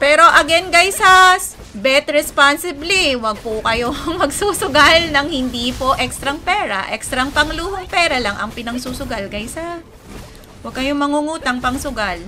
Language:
Filipino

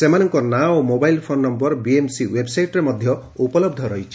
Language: Odia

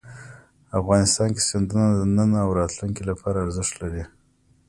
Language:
Pashto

